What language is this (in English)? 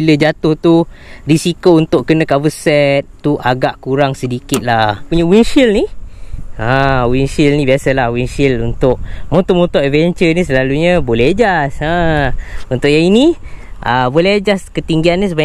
Malay